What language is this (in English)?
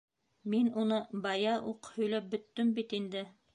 Bashkir